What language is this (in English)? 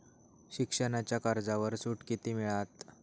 Marathi